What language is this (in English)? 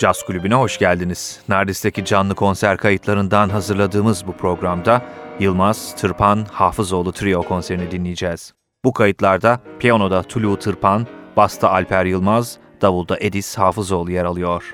Turkish